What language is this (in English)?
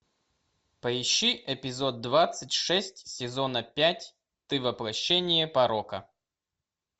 Russian